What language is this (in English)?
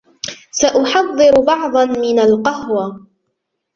Arabic